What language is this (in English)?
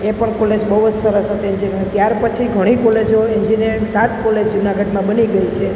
Gujarati